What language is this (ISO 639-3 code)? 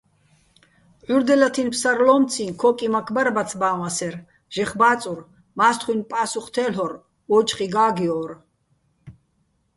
bbl